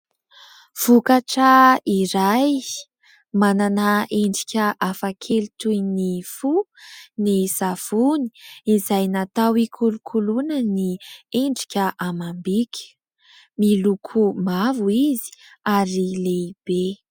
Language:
Malagasy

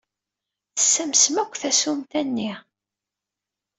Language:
Kabyle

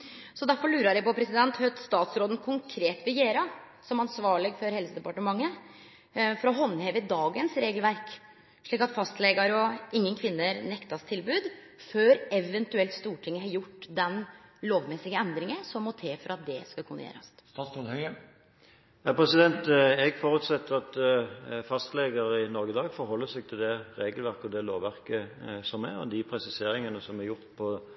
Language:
Norwegian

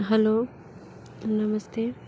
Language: Hindi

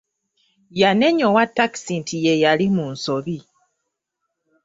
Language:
Ganda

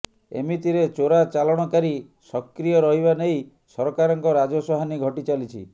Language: Odia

